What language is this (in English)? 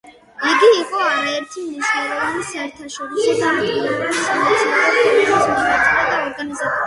Georgian